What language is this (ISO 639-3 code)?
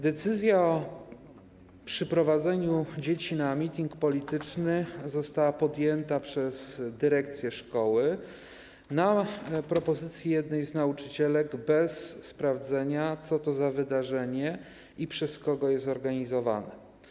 pol